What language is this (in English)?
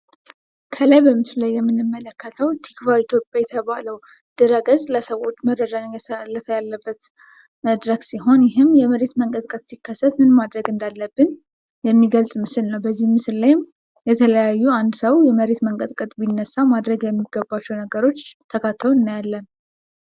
Amharic